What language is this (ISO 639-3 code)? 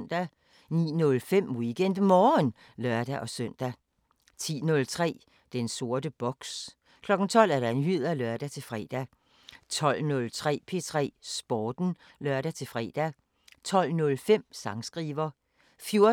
dan